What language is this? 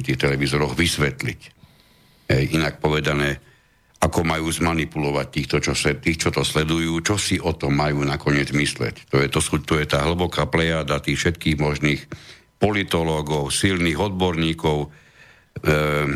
Slovak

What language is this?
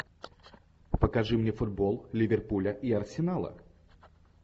Russian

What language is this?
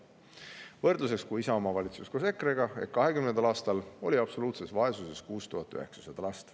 Estonian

